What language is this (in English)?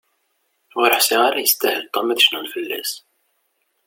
Kabyle